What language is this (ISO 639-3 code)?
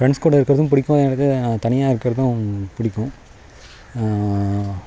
tam